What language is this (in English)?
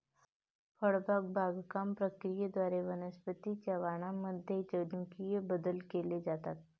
Marathi